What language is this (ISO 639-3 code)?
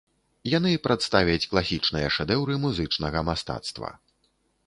bel